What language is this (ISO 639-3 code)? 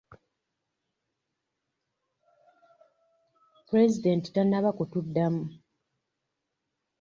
lug